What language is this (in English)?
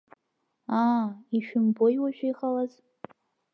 Abkhazian